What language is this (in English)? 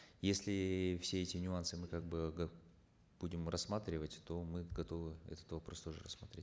Kazakh